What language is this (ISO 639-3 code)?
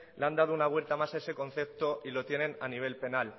spa